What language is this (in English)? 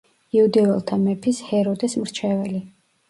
Georgian